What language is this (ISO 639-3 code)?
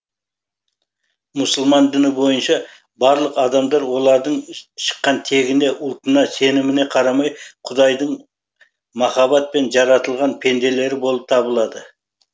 kaz